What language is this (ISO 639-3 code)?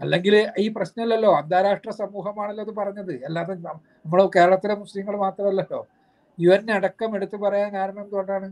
mal